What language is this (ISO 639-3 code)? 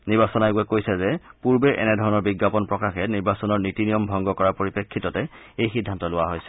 asm